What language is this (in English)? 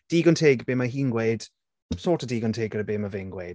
Welsh